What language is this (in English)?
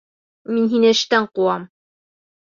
Bashkir